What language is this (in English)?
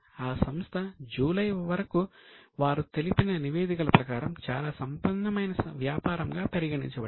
Telugu